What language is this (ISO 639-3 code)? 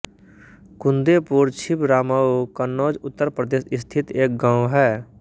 hin